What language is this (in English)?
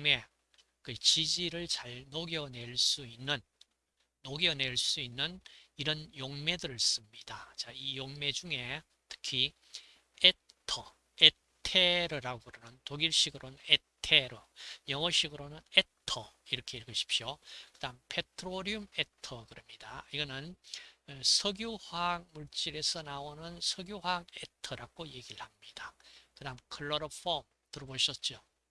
Korean